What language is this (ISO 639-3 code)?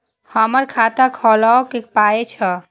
mai